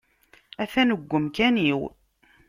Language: Kabyle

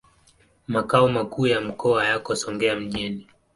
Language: Swahili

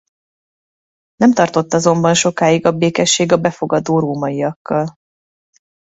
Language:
Hungarian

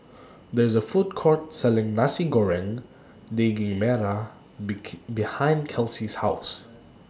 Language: English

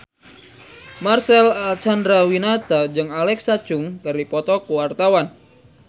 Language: Sundanese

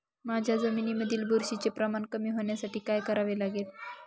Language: Marathi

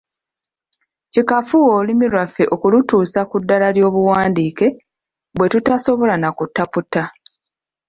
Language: Ganda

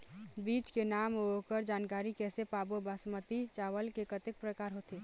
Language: Chhattisgarhi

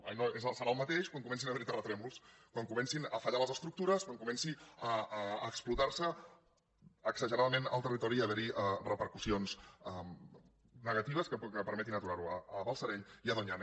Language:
Catalan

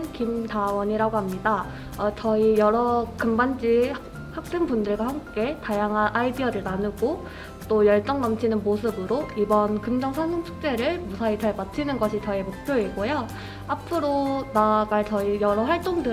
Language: Korean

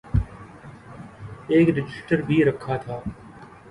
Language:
Urdu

